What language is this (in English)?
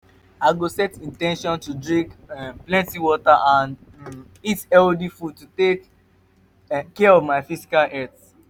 Nigerian Pidgin